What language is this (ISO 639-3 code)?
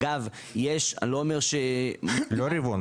heb